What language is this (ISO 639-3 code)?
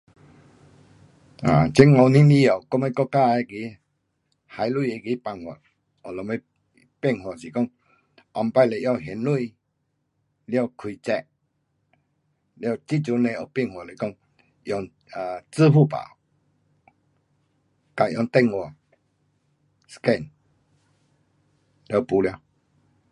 cpx